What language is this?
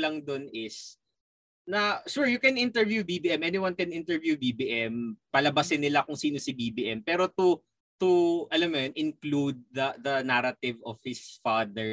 Filipino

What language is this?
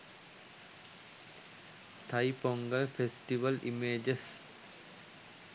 Sinhala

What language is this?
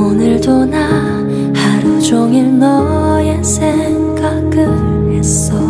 Korean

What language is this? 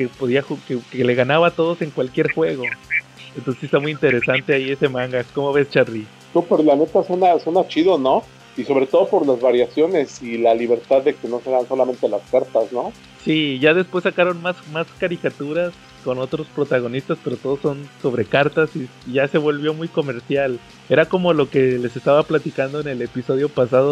Spanish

